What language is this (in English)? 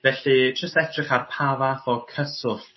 Welsh